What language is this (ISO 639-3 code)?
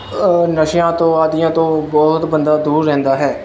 pan